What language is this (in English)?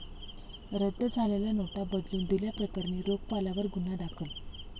Marathi